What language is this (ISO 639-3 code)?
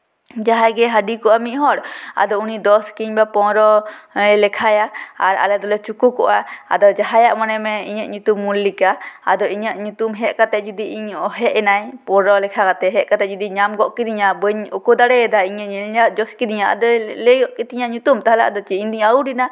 sat